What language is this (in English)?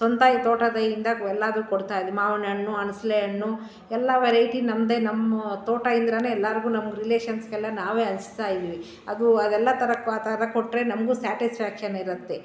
Kannada